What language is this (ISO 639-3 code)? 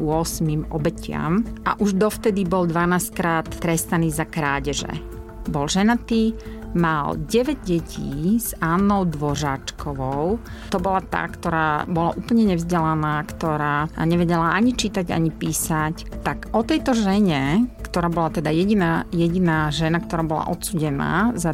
slk